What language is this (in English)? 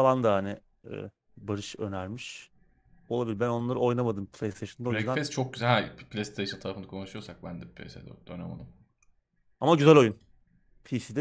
Turkish